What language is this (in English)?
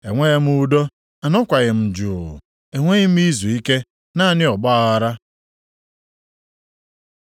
Igbo